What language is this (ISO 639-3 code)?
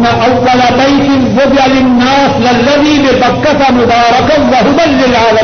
urd